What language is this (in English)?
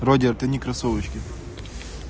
Russian